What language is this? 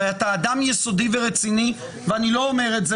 Hebrew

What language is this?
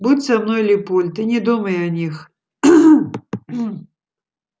Russian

